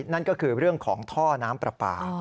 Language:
Thai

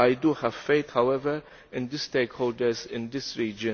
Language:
English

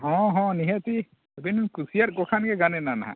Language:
Santali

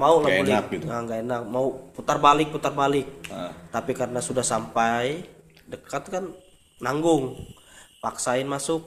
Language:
Indonesian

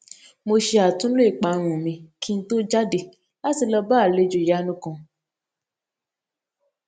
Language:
Yoruba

